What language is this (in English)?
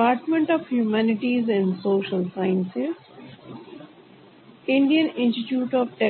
Hindi